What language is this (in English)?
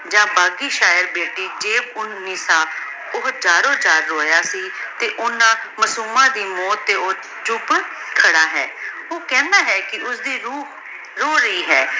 Punjabi